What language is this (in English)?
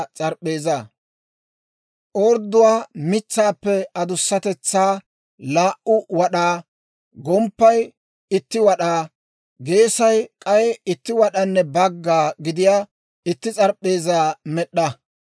Dawro